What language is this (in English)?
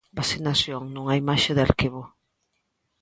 Galician